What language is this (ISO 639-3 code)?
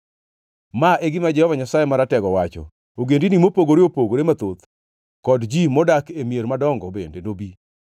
luo